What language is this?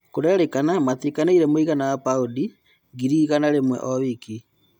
Kikuyu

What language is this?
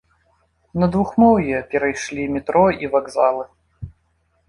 Belarusian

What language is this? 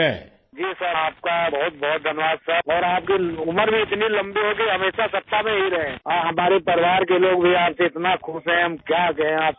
Urdu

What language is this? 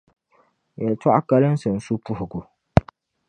Dagbani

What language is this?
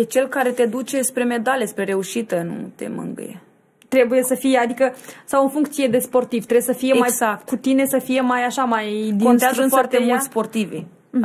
Romanian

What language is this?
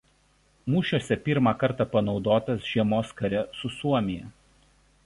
Lithuanian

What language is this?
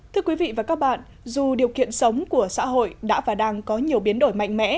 Vietnamese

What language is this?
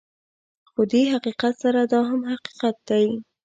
Pashto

